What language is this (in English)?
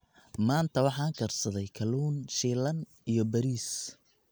Somali